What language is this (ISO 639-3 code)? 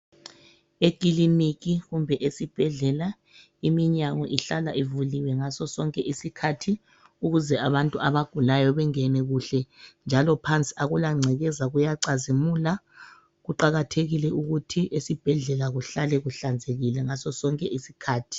nde